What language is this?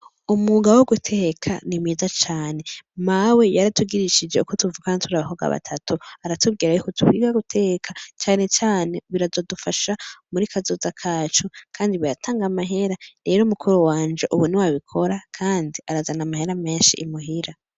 Rundi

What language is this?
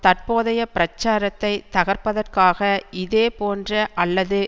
Tamil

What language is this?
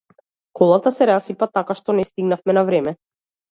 Macedonian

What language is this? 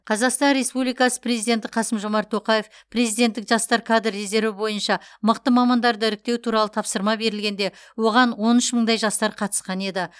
Kazakh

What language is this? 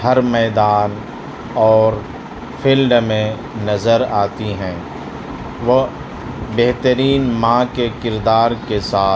Urdu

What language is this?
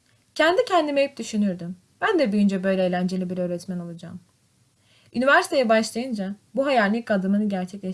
Turkish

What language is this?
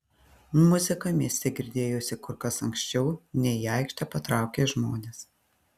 Lithuanian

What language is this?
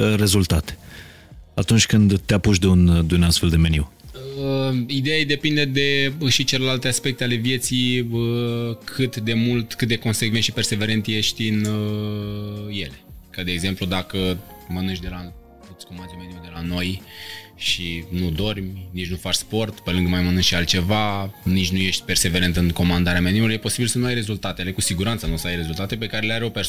Romanian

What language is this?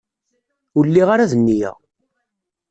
Kabyle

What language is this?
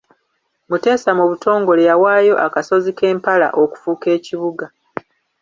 Ganda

